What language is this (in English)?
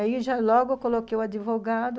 Portuguese